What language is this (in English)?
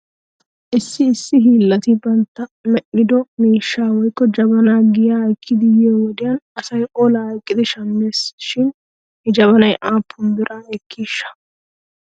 Wolaytta